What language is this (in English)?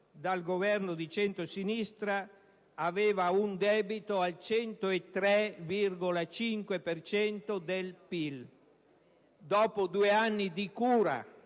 Italian